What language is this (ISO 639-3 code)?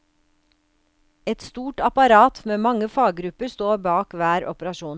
nor